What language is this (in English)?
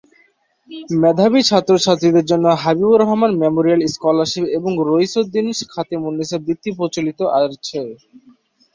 Bangla